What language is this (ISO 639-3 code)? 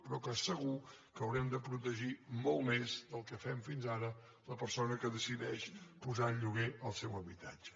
cat